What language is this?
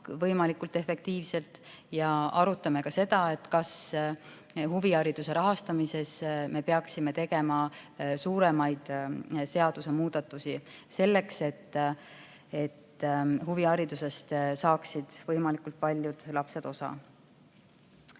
Estonian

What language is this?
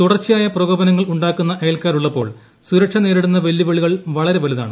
Malayalam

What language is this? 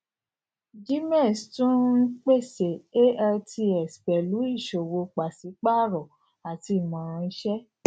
Yoruba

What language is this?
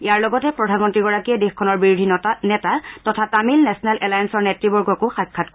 Assamese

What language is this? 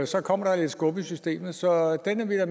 Danish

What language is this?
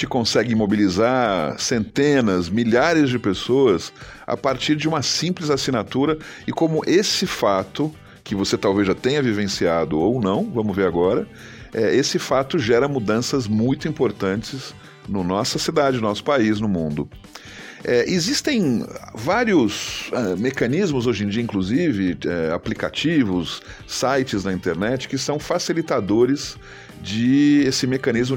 Portuguese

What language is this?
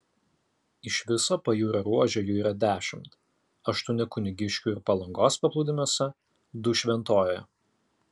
Lithuanian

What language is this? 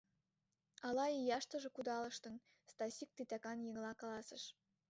Mari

